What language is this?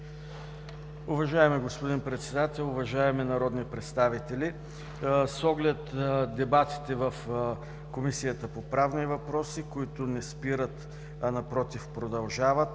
Bulgarian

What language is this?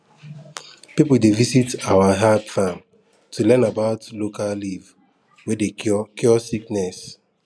Nigerian Pidgin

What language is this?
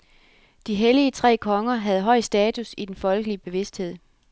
Danish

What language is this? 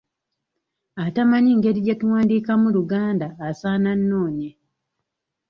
Ganda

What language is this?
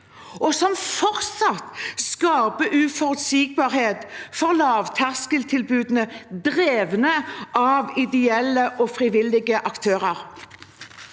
Norwegian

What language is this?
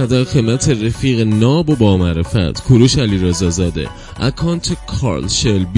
Persian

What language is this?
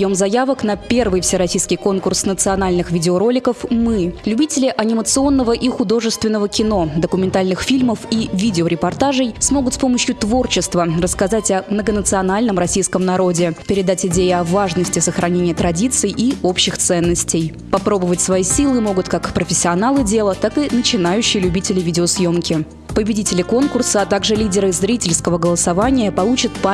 Russian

